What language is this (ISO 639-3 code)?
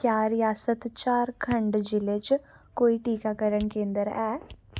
doi